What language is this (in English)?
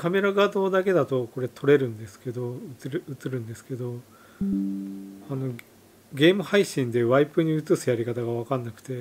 Japanese